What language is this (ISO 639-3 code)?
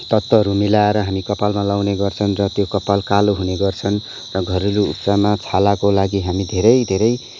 nep